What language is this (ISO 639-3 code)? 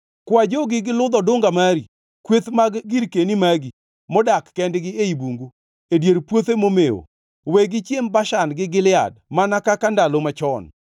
luo